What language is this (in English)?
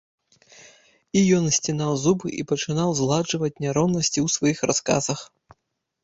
Belarusian